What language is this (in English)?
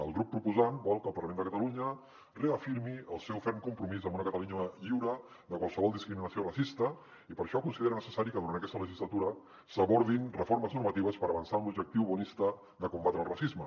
Catalan